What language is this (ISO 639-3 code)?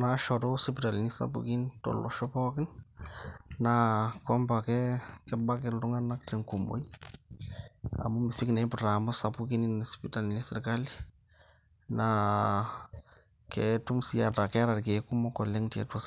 mas